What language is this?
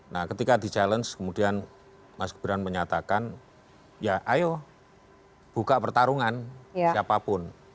Indonesian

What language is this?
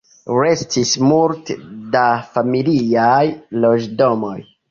Esperanto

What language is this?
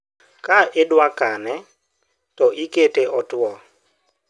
Luo (Kenya and Tanzania)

